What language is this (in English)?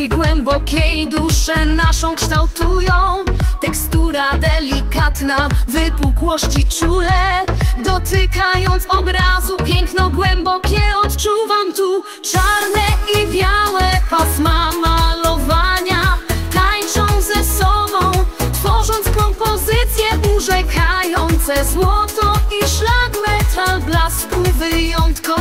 Polish